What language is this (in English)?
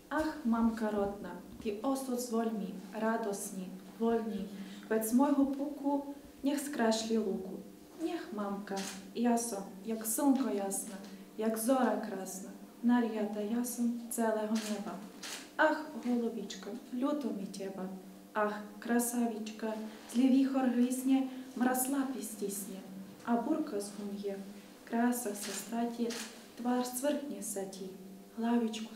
Ukrainian